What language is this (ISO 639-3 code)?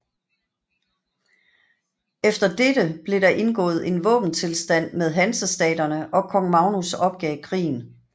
dan